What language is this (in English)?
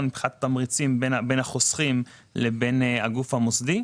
Hebrew